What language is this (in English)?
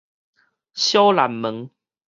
Min Nan Chinese